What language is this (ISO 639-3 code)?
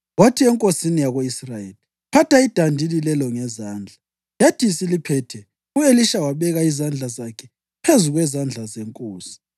nde